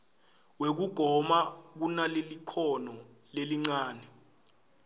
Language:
Swati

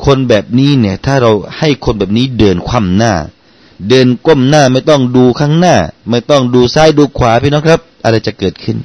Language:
Thai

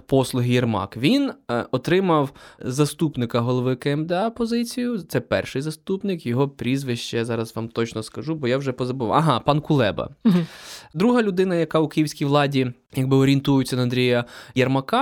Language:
Ukrainian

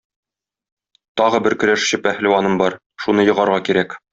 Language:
Tatar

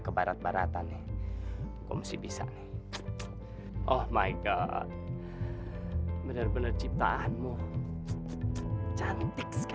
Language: Indonesian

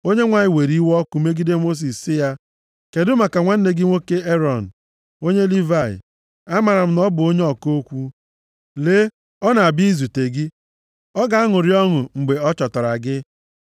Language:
Igbo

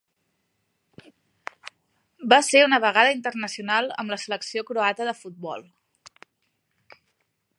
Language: Catalan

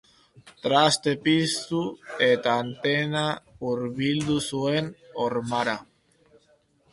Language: Basque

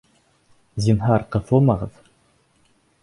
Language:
Bashkir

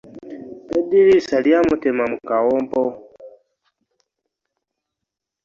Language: Ganda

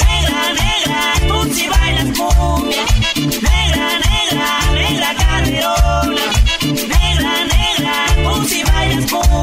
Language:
Spanish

